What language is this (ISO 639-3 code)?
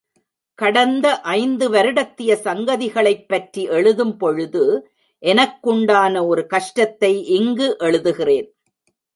tam